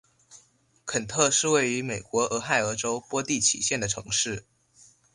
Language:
Chinese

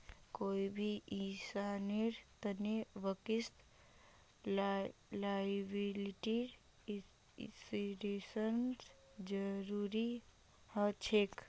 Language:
Magahi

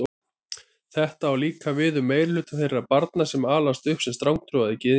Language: Icelandic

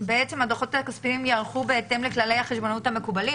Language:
Hebrew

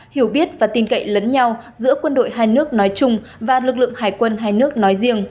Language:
Vietnamese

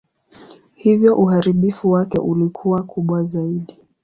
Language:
Swahili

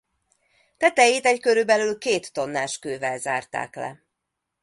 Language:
Hungarian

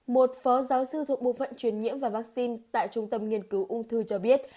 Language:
Vietnamese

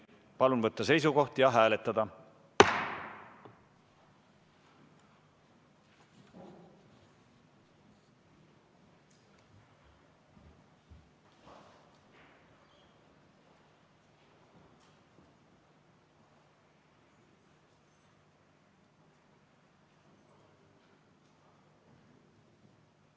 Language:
Estonian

